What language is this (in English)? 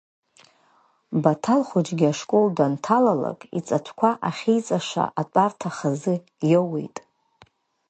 Abkhazian